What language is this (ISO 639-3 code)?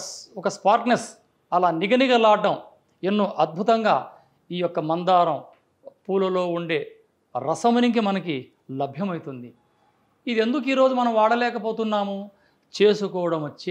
tel